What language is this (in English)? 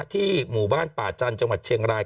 Thai